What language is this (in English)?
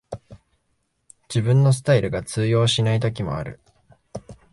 Japanese